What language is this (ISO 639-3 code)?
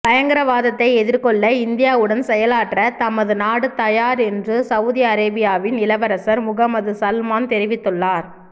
tam